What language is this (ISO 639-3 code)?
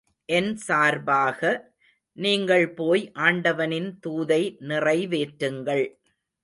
tam